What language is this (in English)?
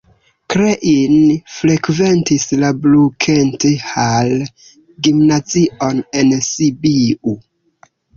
Esperanto